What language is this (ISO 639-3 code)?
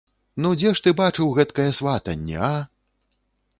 bel